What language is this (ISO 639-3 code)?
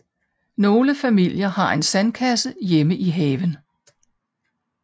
dan